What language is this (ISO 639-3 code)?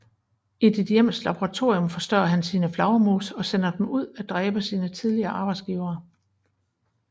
dan